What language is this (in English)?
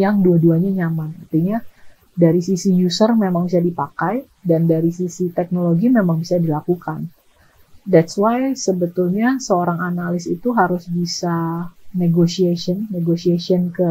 Indonesian